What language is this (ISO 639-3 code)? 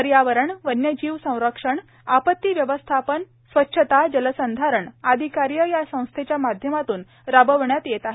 mar